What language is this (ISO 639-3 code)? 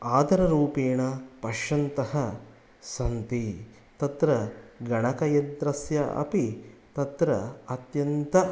san